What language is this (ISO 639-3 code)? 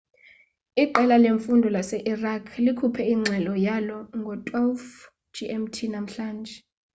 xho